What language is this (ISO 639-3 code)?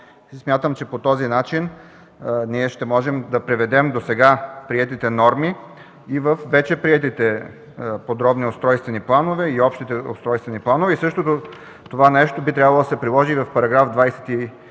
bul